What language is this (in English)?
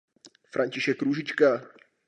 Czech